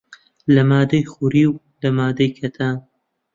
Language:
Central Kurdish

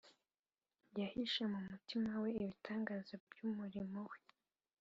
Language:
Kinyarwanda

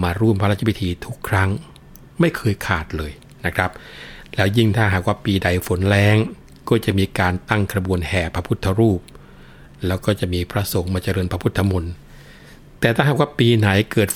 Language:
Thai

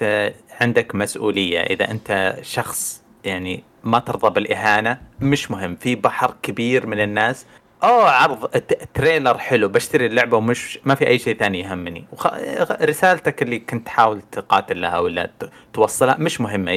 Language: Arabic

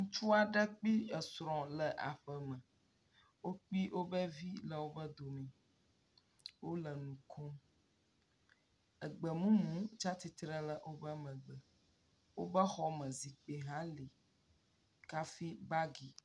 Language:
Ewe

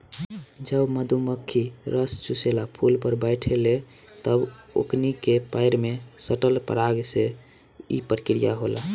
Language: Bhojpuri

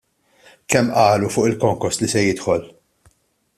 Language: Maltese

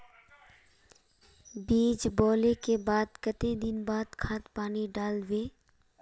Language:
Magahi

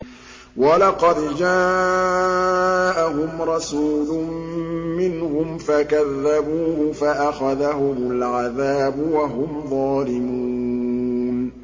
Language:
Arabic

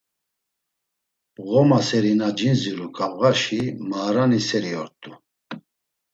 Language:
Laz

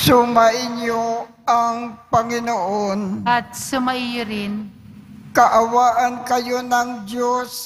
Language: Filipino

